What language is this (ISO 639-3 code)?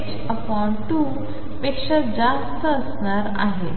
mar